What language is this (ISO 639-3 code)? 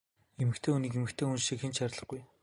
mon